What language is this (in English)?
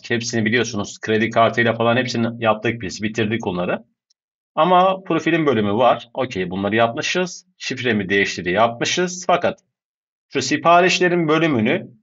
Turkish